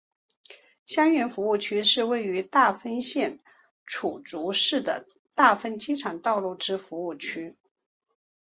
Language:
Chinese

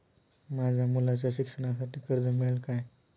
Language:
Marathi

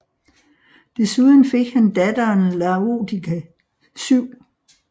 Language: Danish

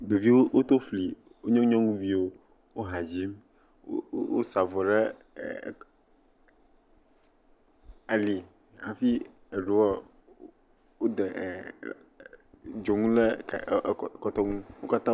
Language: Ewe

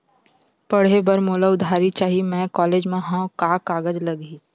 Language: Chhattisgarhi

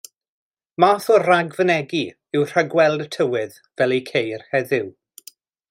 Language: Welsh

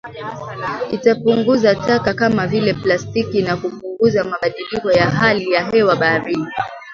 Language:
Swahili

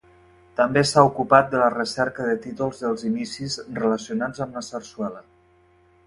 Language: Catalan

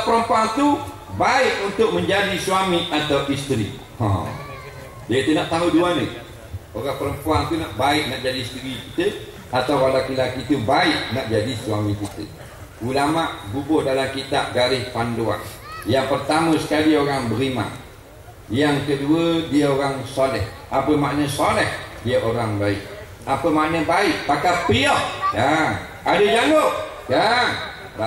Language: Malay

